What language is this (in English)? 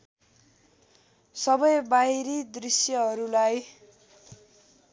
Nepali